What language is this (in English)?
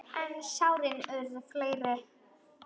Icelandic